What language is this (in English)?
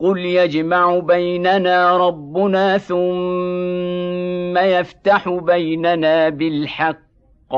Arabic